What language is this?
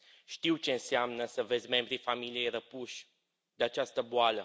Romanian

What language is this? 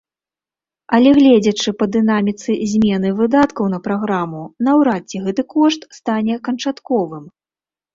Belarusian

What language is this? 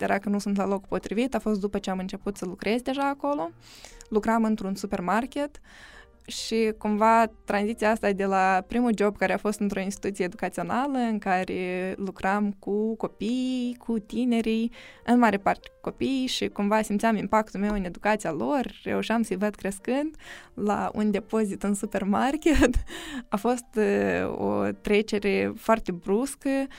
Romanian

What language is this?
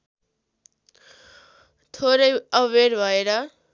Nepali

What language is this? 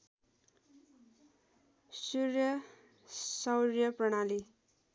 Nepali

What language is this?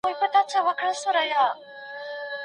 Pashto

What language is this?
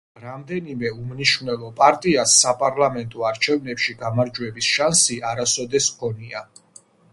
Georgian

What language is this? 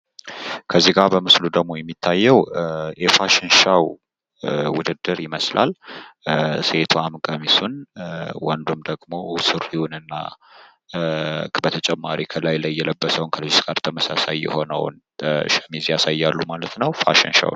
Amharic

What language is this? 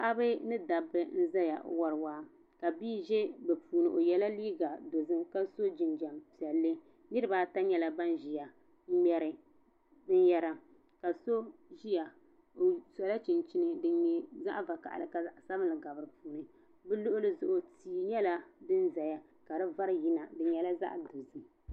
Dagbani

